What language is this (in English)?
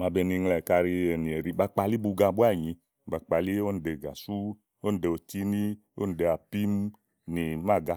Igo